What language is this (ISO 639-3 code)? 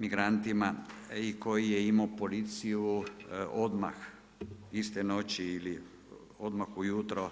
hrv